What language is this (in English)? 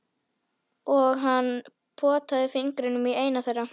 Icelandic